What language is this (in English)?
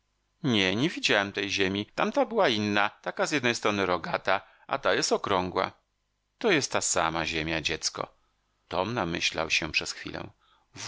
Polish